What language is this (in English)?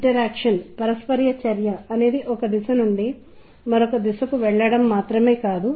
Telugu